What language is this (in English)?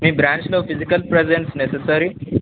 Telugu